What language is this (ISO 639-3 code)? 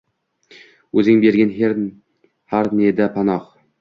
uzb